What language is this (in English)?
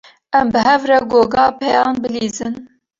Kurdish